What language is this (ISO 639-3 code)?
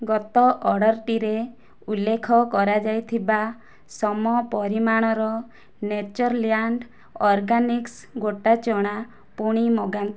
ori